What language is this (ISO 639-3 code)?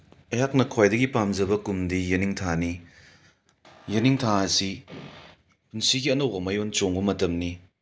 mni